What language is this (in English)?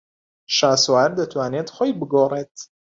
Central Kurdish